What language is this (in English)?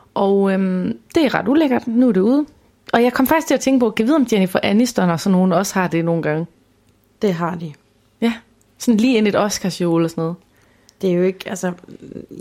Danish